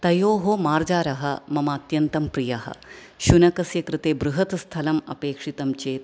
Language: Sanskrit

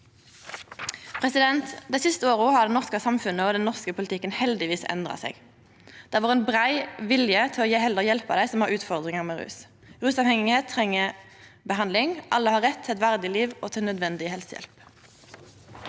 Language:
Norwegian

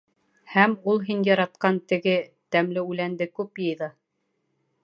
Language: Bashkir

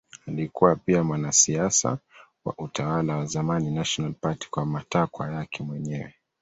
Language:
Swahili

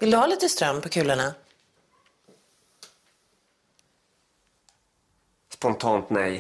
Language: Swedish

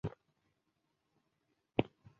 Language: Chinese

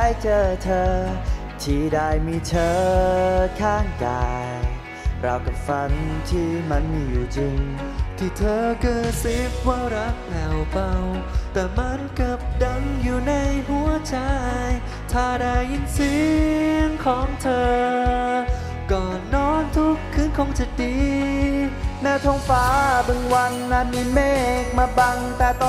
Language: Thai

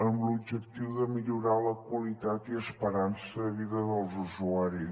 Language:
Catalan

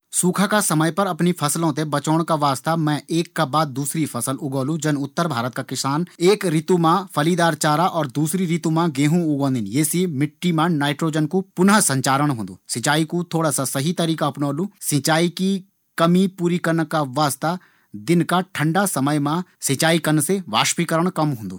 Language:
Garhwali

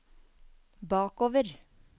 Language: Norwegian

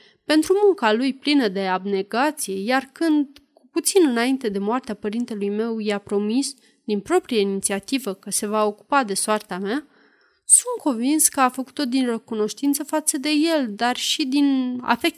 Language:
Romanian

